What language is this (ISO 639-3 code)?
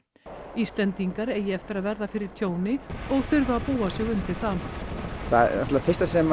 isl